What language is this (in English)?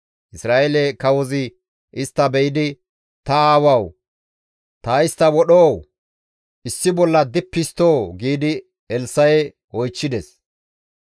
Gamo